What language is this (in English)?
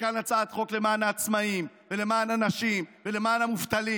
Hebrew